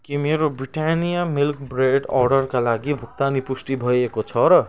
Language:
Nepali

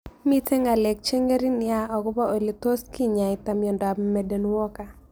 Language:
Kalenjin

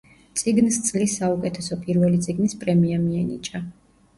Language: Georgian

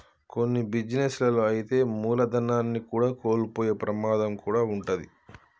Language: Telugu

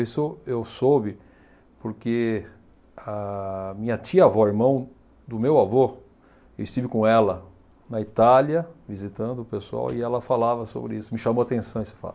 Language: Portuguese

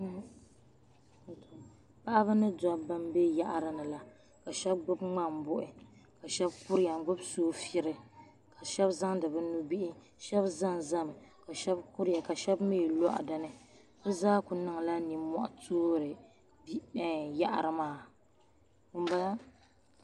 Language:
Dagbani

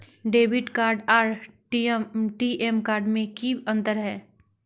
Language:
Magahi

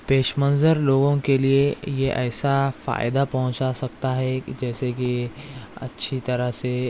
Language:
Urdu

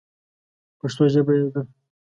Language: Pashto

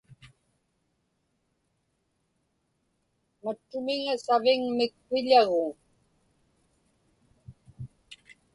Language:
Inupiaq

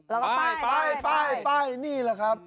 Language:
Thai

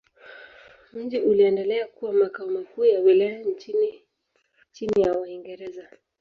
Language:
Swahili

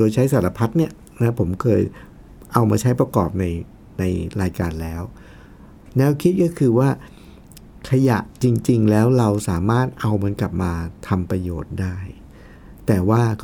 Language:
Thai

